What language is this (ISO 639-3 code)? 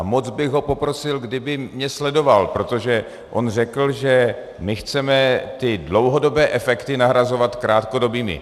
ces